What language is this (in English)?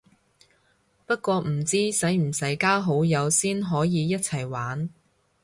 Cantonese